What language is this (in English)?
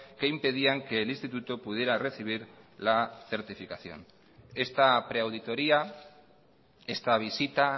Spanish